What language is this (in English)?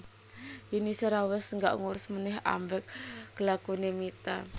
Javanese